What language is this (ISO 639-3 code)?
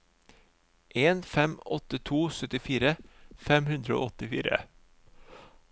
nor